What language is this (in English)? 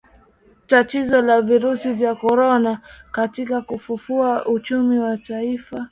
Swahili